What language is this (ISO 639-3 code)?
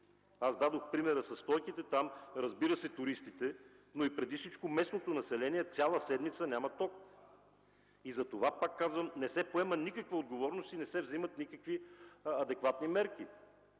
bul